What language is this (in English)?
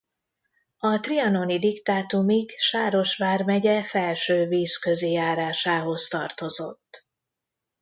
Hungarian